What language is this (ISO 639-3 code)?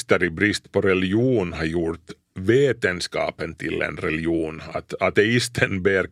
swe